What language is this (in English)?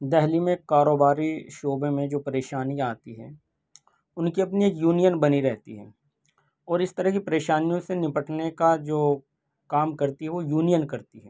Urdu